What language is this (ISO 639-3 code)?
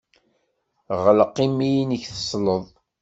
kab